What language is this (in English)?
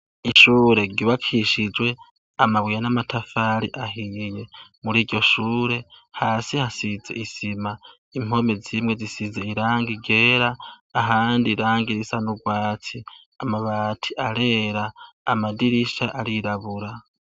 Rundi